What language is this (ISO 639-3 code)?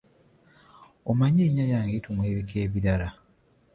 lug